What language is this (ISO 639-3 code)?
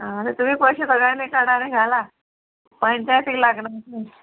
kok